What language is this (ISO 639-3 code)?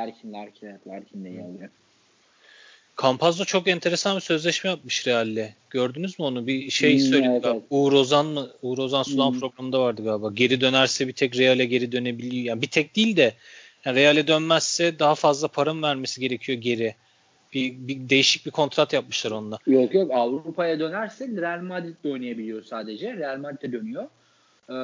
tur